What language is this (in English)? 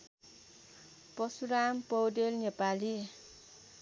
Nepali